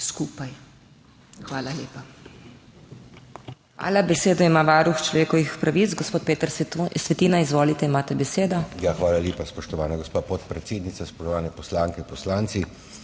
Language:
Slovenian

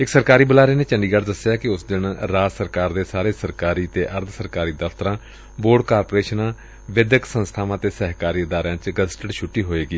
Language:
Punjabi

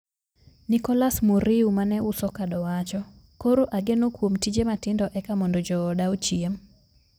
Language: Luo (Kenya and Tanzania)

